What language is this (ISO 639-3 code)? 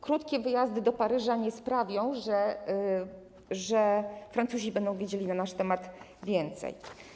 pol